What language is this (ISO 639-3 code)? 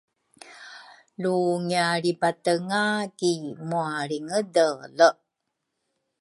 dru